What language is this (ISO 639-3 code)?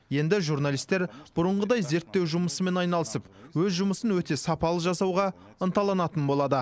kaz